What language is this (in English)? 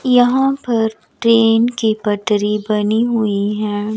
Hindi